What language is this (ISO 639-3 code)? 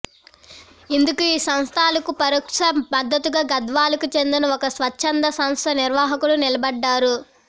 tel